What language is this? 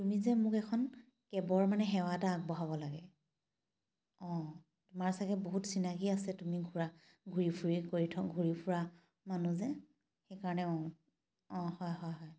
Assamese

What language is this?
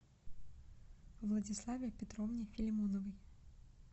Russian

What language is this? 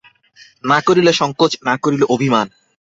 Bangla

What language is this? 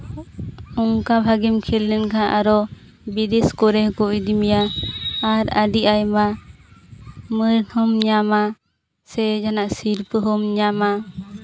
Santali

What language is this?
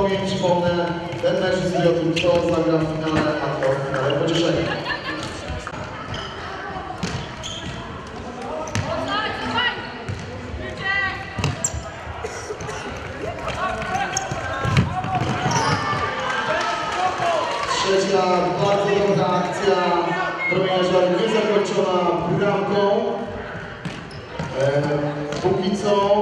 Polish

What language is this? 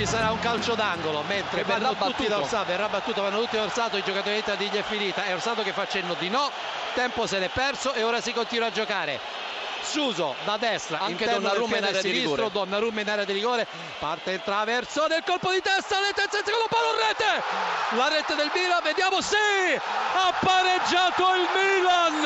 Italian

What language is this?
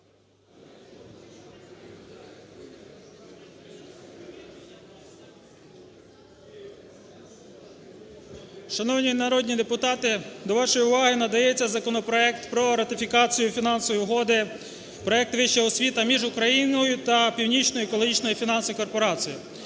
Ukrainian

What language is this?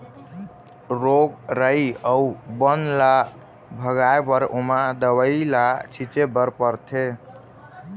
Chhattisgarhi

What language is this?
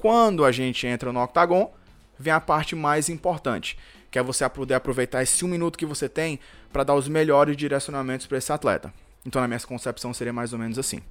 Portuguese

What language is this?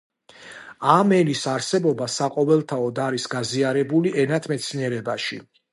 Georgian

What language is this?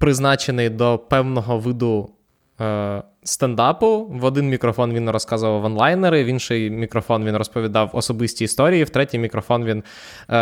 Ukrainian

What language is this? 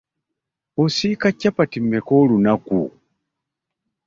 Ganda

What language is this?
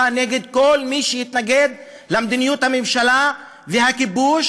Hebrew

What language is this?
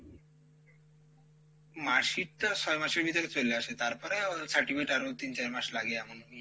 Bangla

